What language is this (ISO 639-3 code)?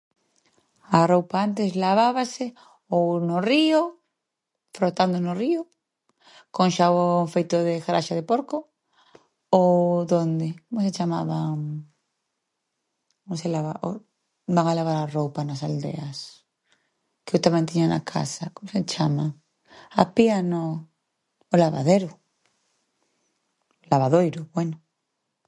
glg